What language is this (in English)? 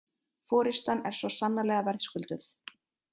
Icelandic